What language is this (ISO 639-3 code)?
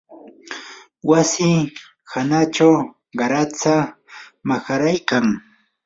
qur